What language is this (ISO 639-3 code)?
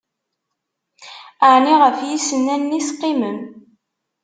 kab